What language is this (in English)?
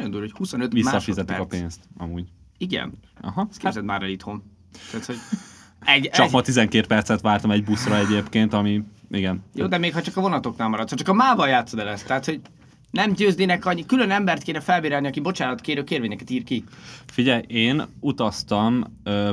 Hungarian